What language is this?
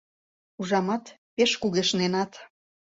Mari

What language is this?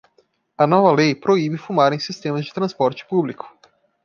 Portuguese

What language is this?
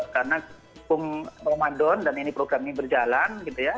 Indonesian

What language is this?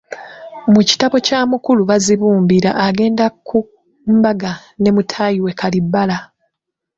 Ganda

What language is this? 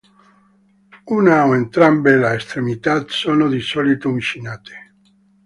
Italian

